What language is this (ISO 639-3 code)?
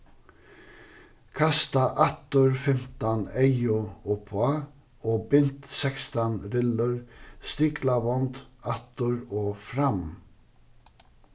fao